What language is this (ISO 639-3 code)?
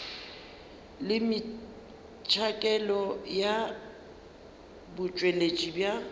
nso